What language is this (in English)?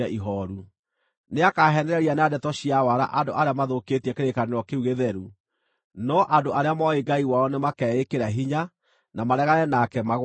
Kikuyu